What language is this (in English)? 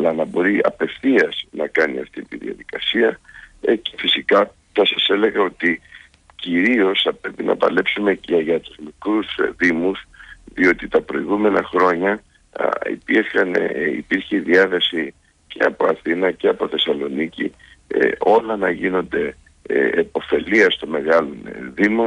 Greek